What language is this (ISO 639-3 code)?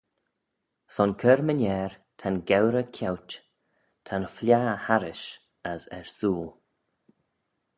glv